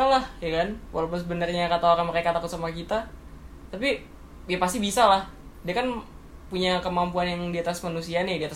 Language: Indonesian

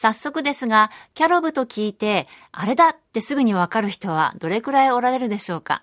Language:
Japanese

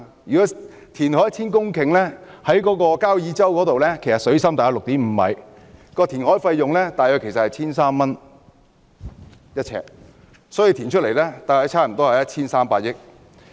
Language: Cantonese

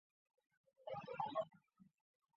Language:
Chinese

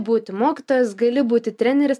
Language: Lithuanian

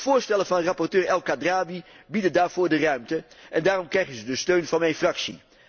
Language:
Dutch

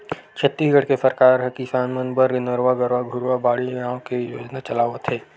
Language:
Chhattisgarhi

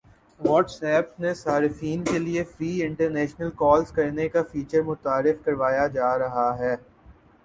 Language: Urdu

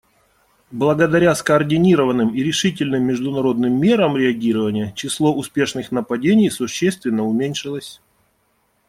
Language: Russian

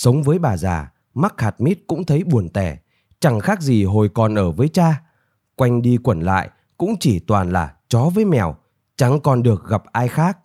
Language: Vietnamese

